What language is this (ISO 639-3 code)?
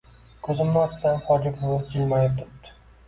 uzb